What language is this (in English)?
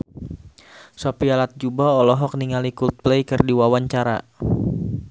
Sundanese